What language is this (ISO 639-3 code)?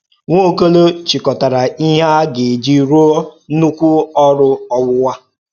ibo